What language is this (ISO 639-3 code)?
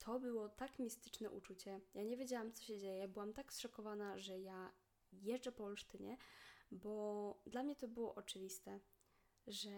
pol